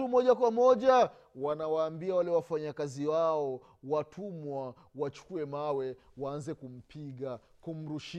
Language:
Swahili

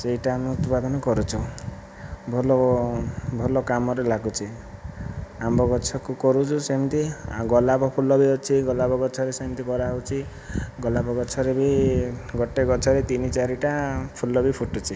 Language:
Odia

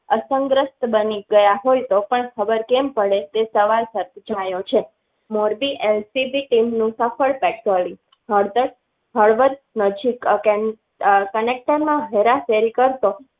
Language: Gujarati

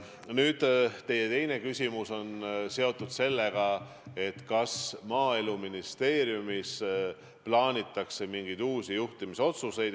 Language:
Estonian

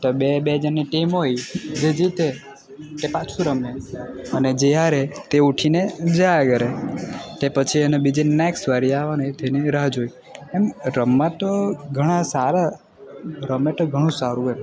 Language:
Gujarati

